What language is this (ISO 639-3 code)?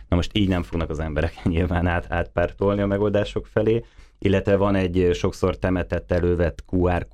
hun